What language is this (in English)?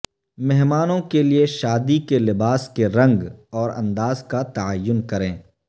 Urdu